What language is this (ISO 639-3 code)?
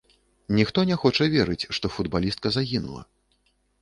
bel